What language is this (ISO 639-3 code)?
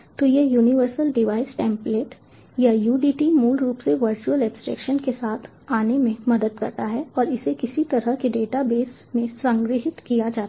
hin